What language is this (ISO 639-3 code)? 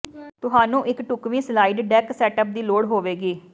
pan